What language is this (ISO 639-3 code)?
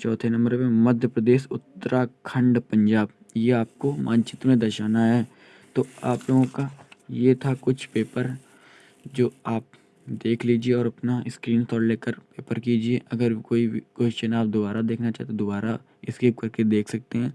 hin